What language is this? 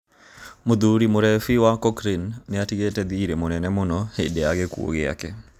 Kikuyu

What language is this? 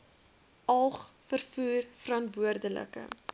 Afrikaans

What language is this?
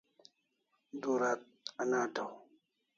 Kalasha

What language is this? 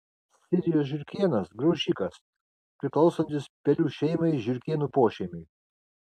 Lithuanian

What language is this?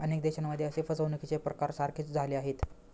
Marathi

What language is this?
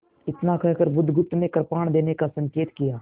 Hindi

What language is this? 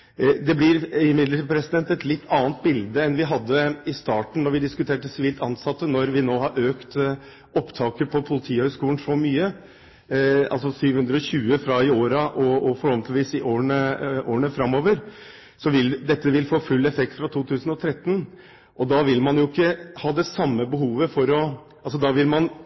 Norwegian Bokmål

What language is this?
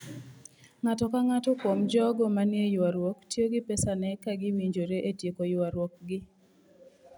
Luo (Kenya and Tanzania)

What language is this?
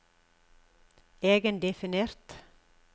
Norwegian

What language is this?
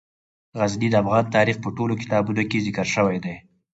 Pashto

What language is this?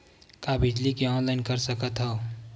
Chhattisgarhi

